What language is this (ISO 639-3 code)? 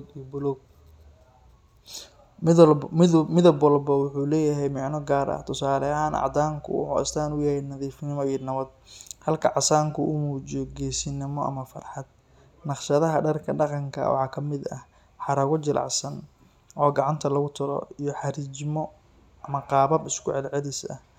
som